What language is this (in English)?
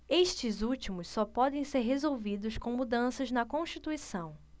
Portuguese